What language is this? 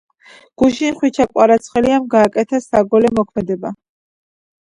Georgian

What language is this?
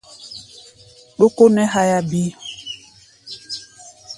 Gbaya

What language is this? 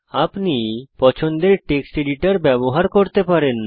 Bangla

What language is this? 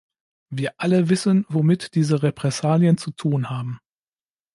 German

